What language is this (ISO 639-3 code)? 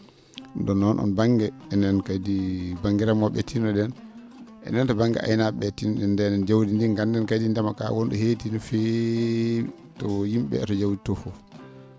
ful